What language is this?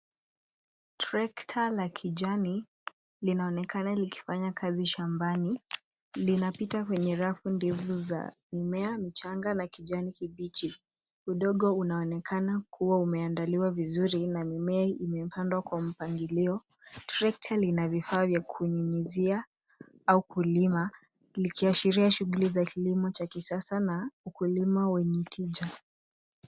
Swahili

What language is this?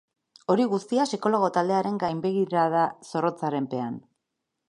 Basque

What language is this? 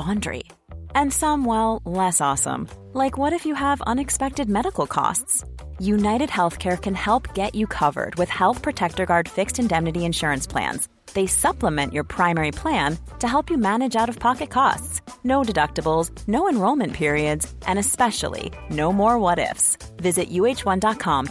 Swedish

